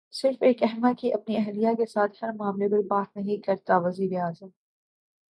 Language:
Urdu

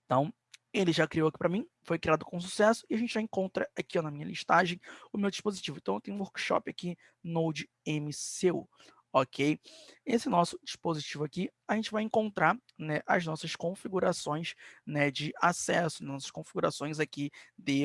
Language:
Portuguese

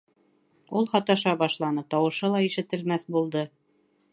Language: Bashkir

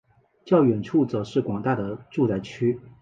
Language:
Chinese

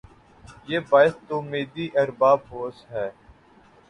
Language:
Urdu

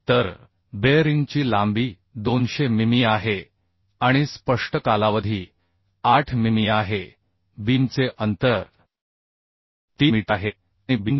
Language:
Marathi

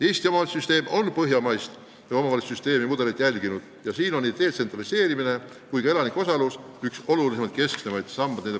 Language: Estonian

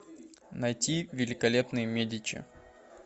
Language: Russian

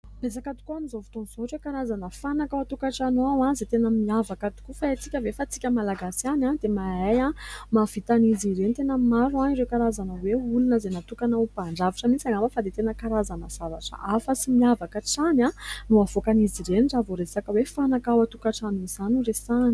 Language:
Malagasy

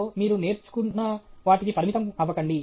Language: Telugu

